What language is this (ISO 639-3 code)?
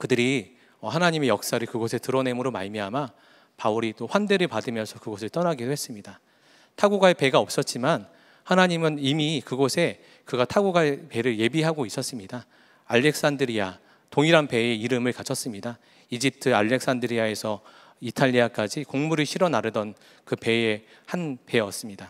kor